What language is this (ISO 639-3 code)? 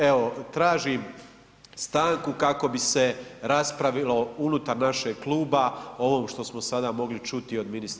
hrv